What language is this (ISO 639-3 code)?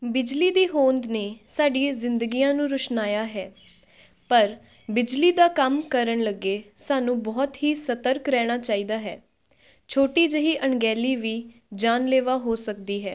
pan